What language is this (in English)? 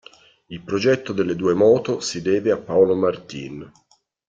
Italian